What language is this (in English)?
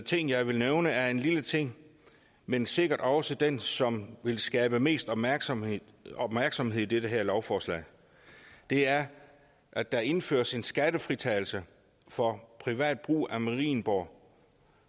Danish